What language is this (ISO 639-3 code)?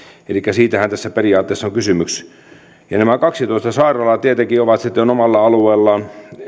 fin